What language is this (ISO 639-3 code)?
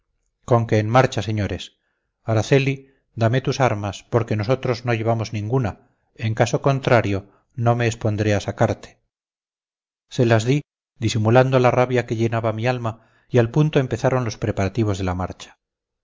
spa